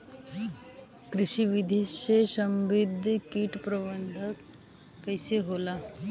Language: Bhojpuri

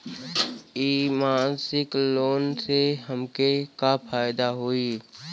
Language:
Bhojpuri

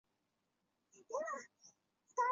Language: Chinese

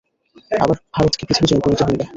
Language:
Bangla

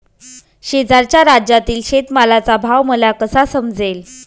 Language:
Marathi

